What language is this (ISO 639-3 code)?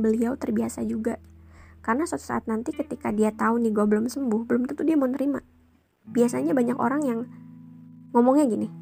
ind